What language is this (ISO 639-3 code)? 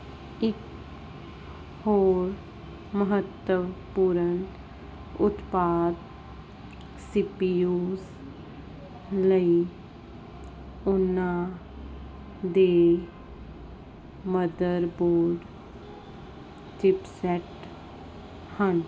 pan